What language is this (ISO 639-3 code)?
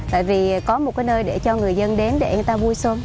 vie